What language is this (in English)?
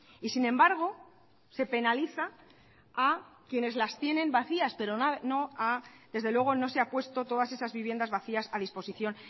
Spanish